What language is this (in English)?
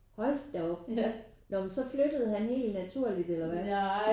Danish